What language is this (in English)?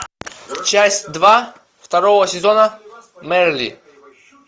Russian